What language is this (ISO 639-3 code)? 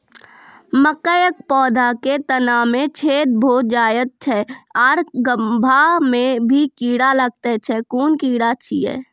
mai